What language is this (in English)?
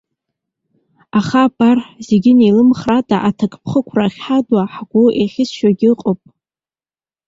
Abkhazian